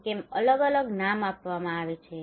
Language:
Gujarati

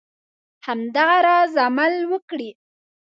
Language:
Pashto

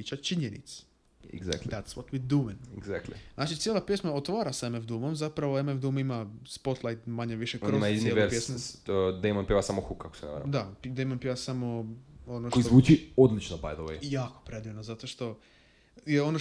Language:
Croatian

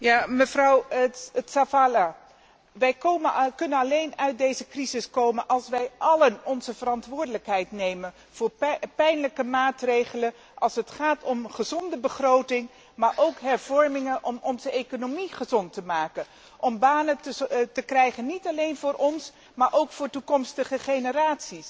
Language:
Dutch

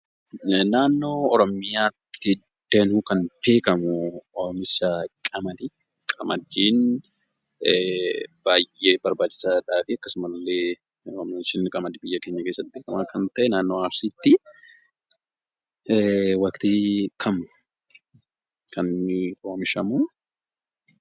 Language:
Oromo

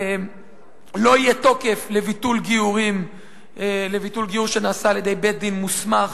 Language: Hebrew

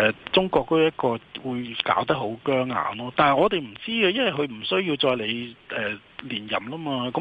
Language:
Chinese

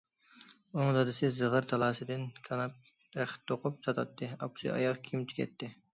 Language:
Uyghur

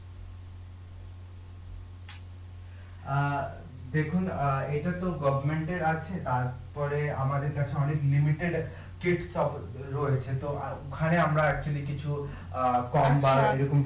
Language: Bangla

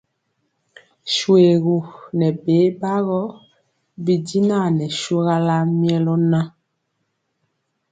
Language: Mpiemo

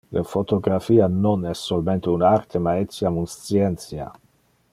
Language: Interlingua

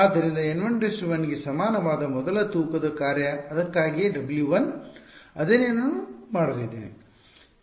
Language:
Kannada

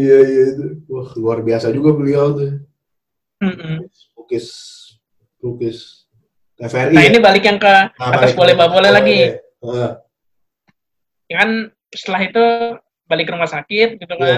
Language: Indonesian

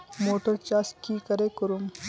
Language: Magahi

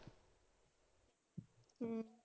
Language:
Punjabi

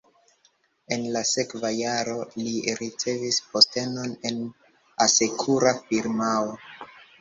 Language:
Esperanto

